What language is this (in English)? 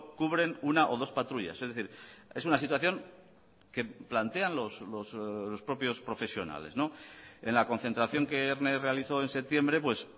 Spanish